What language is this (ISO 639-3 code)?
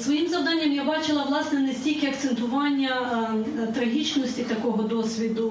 ukr